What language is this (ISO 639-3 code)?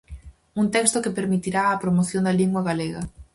glg